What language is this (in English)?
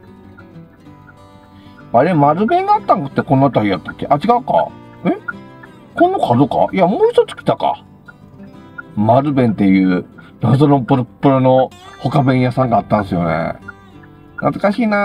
Japanese